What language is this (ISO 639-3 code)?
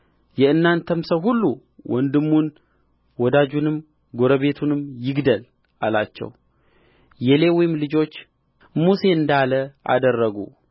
amh